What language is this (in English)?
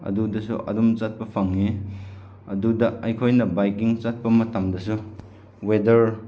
Manipuri